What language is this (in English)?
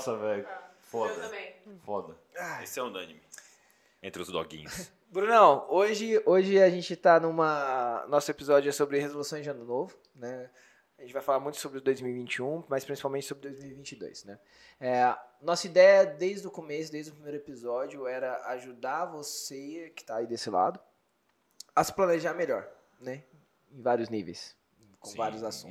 Portuguese